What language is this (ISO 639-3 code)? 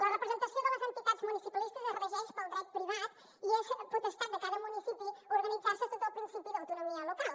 cat